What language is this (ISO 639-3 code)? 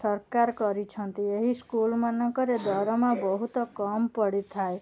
ori